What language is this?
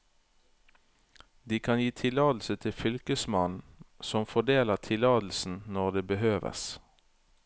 Norwegian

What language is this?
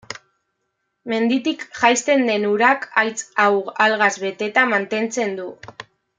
Basque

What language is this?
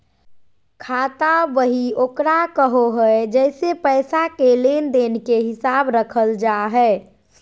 Magahi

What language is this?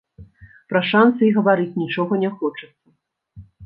Belarusian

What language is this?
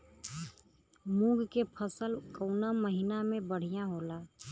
Bhojpuri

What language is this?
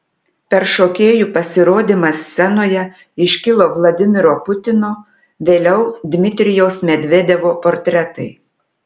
Lithuanian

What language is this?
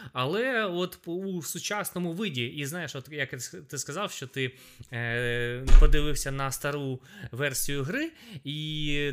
Ukrainian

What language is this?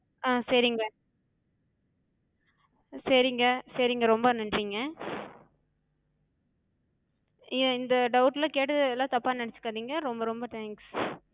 Tamil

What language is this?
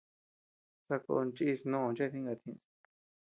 Tepeuxila Cuicatec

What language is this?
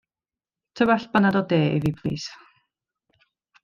Welsh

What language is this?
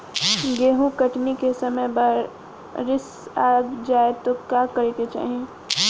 Bhojpuri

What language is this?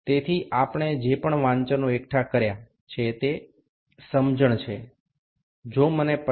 Bangla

